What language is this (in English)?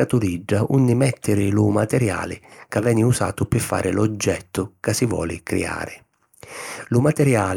Sicilian